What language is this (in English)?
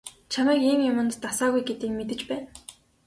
Mongolian